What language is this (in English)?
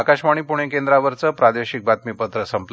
Marathi